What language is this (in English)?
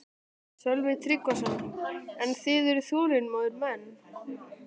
Icelandic